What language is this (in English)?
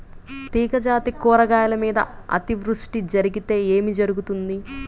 Telugu